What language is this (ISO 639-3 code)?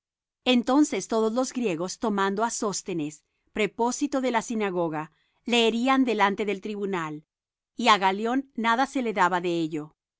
spa